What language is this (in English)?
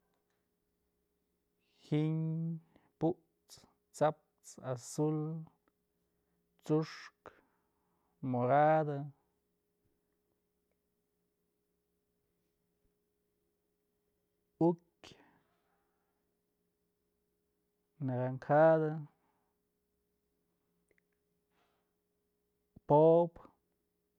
Mazatlán Mixe